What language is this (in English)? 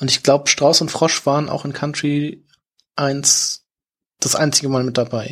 German